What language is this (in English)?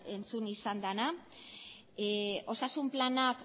Basque